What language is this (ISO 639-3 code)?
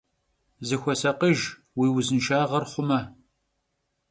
kbd